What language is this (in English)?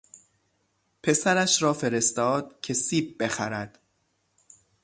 Persian